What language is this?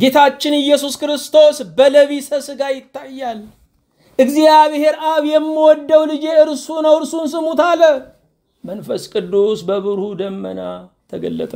Arabic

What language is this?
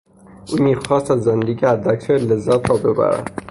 Persian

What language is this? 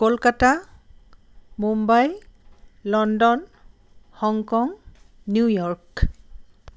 Assamese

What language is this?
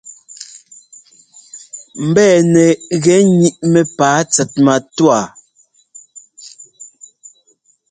Ngomba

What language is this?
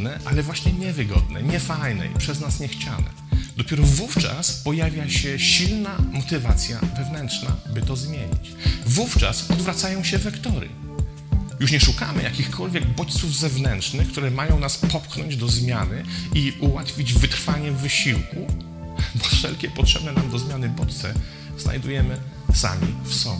Polish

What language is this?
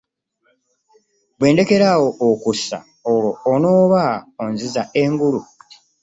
Ganda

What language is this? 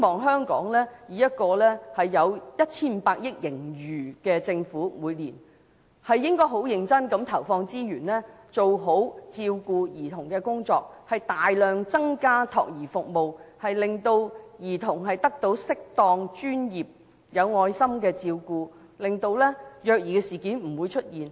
Cantonese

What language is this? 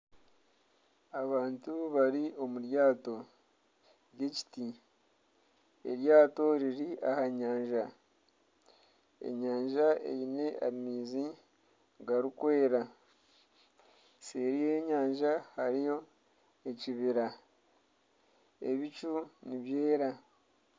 Nyankole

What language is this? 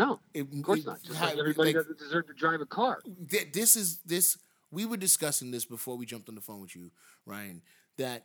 English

